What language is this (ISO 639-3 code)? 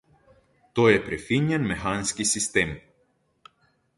slv